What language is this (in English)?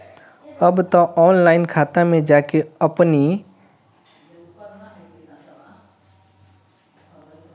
Bhojpuri